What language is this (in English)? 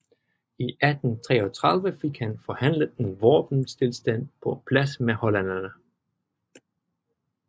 Danish